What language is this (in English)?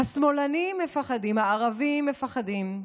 Hebrew